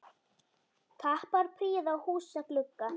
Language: Icelandic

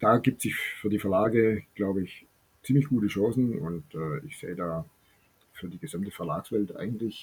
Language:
German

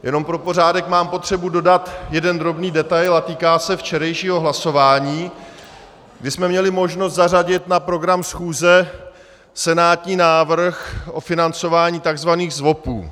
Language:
Czech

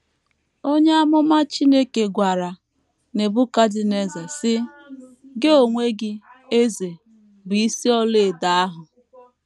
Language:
Igbo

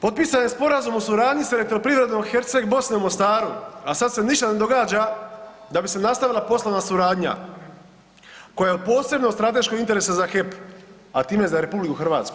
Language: Croatian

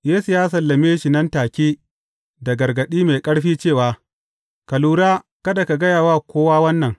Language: Hausa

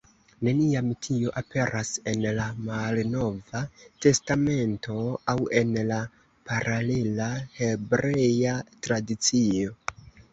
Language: Esperanto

